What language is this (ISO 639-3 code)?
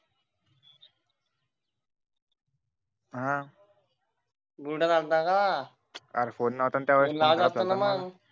mar